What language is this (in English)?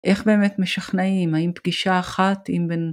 Hebrew